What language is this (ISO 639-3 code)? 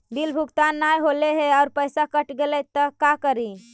mag